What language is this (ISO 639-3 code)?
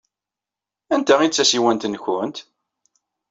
kab